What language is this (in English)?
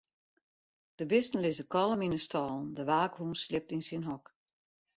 Western Frisian